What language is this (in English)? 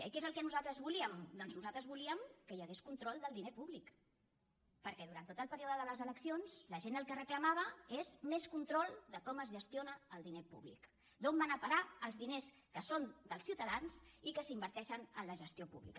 Catalan